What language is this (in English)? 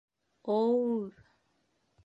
Bashkir